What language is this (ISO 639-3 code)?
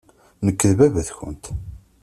kab